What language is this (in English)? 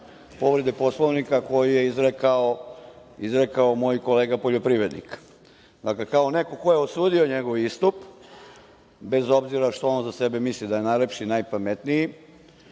Serbian